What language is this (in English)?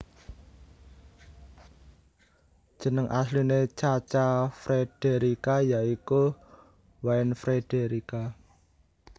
Javanese